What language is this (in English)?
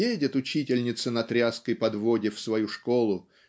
Russian